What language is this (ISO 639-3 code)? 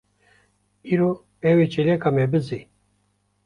kur